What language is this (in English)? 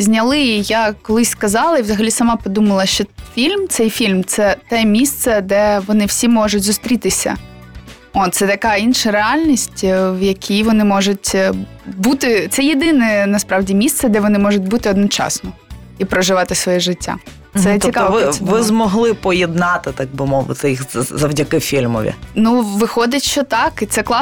Ukrainian